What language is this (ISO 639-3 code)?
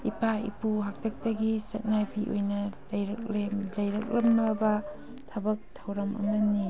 mni